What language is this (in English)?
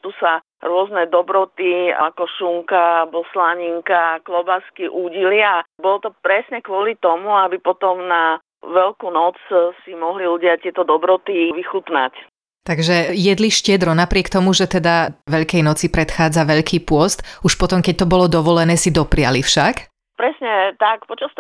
Slovak